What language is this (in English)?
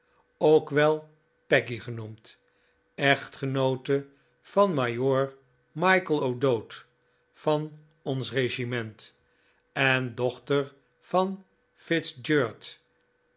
Dutch